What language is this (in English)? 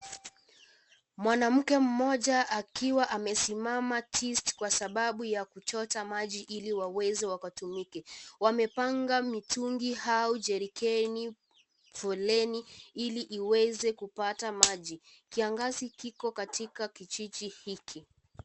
Swahili